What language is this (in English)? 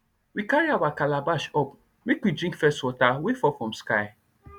Nigerian Pidgin